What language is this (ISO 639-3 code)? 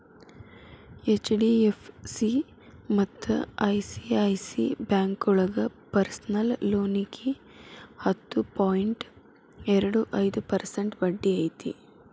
kan